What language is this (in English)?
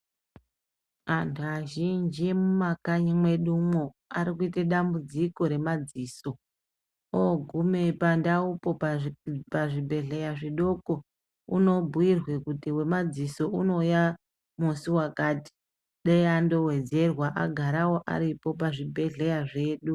Ndau